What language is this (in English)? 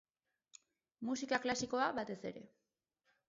Basque